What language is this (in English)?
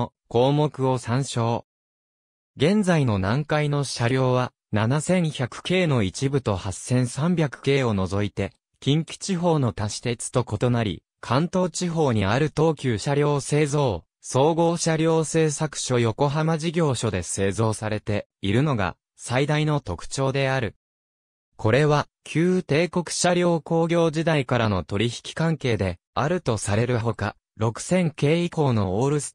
Japanese